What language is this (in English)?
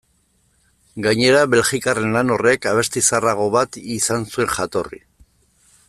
Basque